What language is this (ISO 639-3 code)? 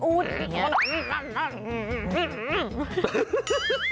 tha